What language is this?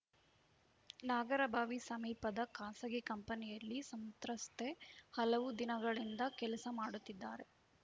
Kannada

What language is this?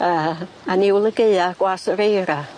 Welsh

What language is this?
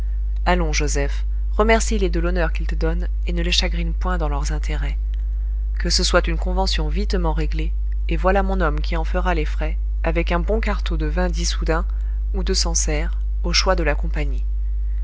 French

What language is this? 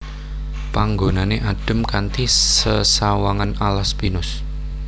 Javanese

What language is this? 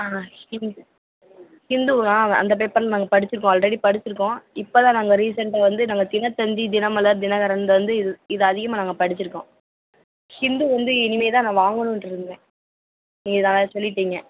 Tamil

